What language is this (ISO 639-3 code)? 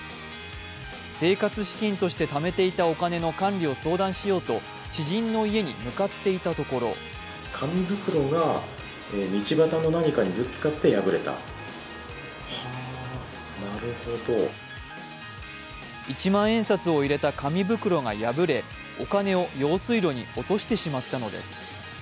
jpn